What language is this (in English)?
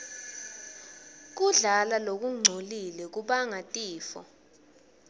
Swati